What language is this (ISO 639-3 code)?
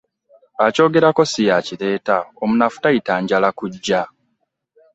lug